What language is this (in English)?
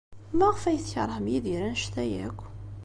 Kabyle